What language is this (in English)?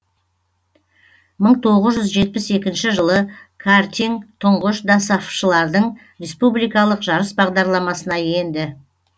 Kazakh